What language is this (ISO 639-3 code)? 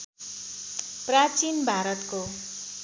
nep